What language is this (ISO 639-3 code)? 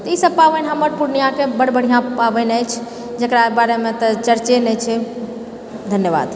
mai